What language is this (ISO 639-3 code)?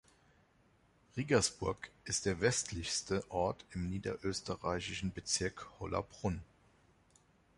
deu